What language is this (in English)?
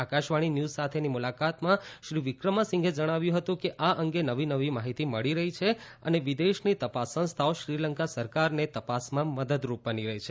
Gujarati